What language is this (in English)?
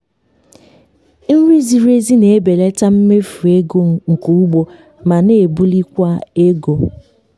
Igbo